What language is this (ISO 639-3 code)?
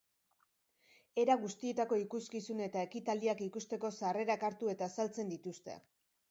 eus